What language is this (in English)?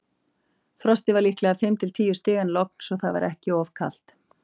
Icelandic